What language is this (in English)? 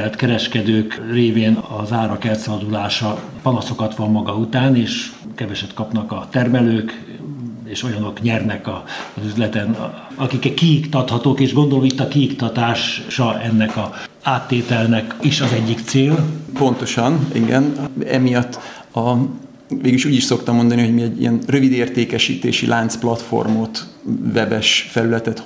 Hungarian